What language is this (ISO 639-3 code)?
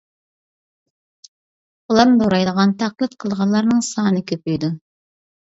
uig